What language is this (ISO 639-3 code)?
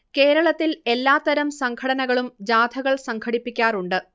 mal